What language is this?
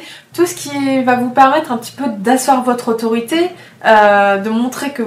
French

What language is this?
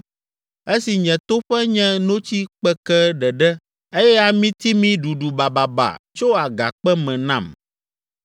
Ewe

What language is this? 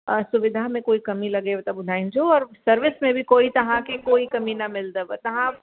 Sindhi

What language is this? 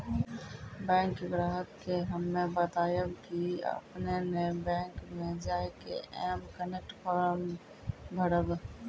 Maithili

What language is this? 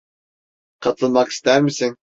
Turkish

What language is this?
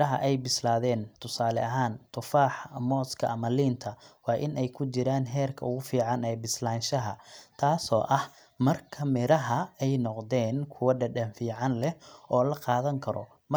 Somali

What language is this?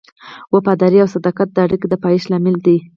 Pashto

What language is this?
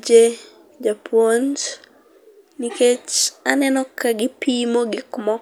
Luo (Kenya and Tanzania)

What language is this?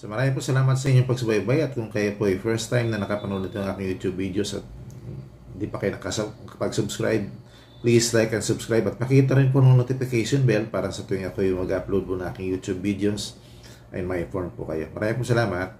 Filipino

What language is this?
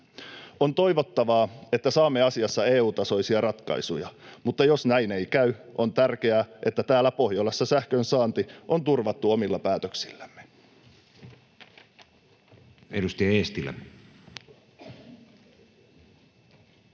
Finnish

